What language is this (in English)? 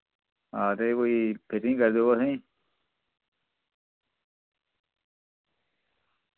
Dogri